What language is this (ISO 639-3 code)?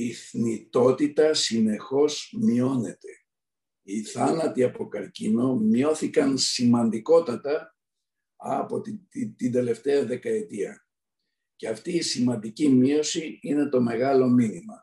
ell